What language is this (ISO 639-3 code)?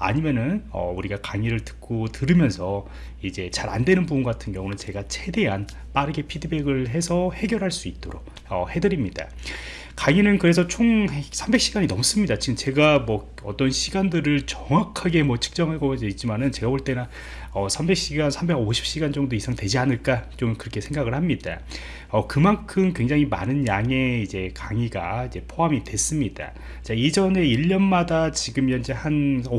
kor